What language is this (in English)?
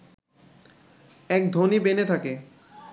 Bangla